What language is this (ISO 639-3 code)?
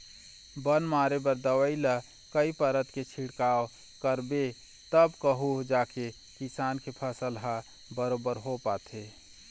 hne